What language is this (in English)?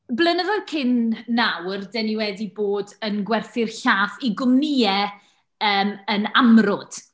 Welsh